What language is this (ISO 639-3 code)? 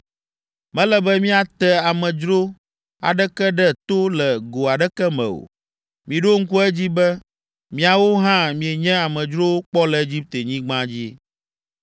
ewe